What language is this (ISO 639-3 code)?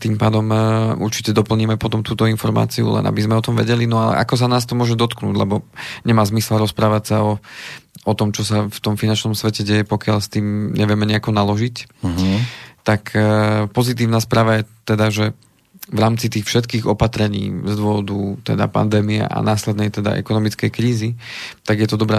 slk